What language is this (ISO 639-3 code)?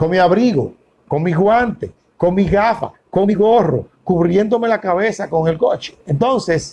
spa